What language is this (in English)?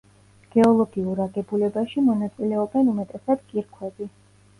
Georgian